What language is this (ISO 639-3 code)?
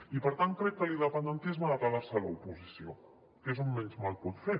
cat